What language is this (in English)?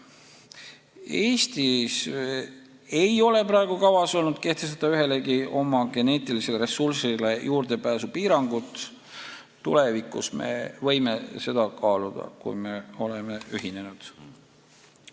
Estonian